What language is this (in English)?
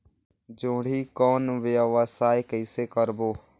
Chhattisgarhi